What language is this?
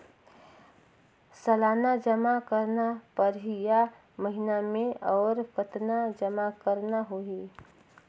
Chhattisgarhi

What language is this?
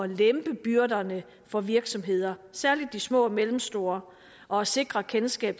Danish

